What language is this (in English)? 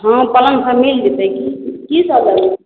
Maithili